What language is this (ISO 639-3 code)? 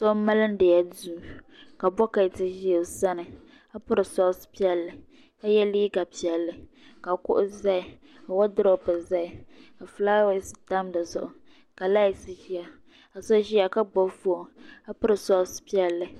dag